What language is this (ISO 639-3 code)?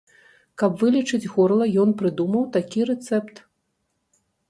bel